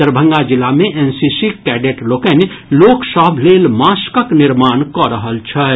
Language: Maithili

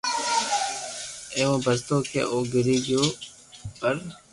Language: Loarki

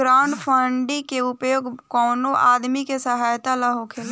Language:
Bhojpuri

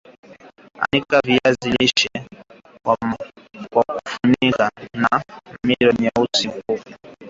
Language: Swahili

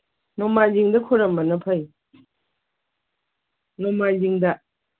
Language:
Manipuri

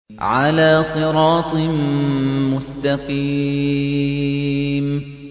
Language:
Arabic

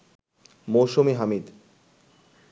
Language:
Bangla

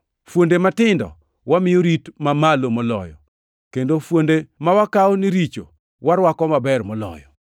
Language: Luo (Kenya and Tanzania)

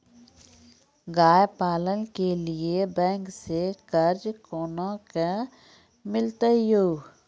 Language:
Maithili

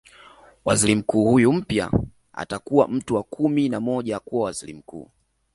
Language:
Swahili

